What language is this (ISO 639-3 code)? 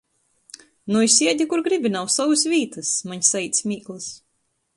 ltg